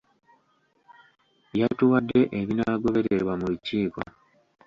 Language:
Ganda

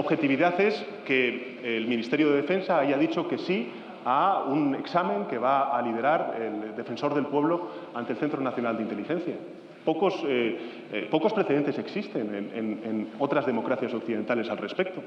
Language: Spanish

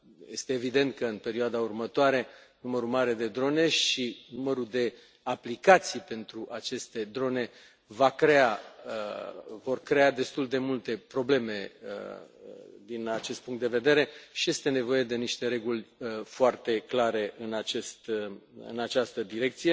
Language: Romanian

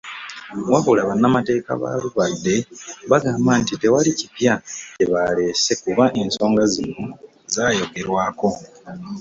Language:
Ganda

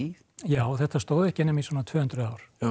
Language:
Icelandic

